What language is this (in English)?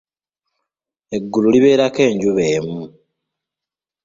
Ganda